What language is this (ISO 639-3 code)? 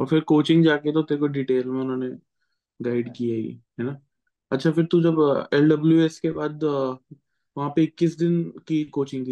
hin